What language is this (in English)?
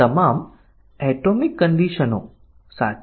Gujarati